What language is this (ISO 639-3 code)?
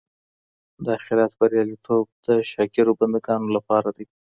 pus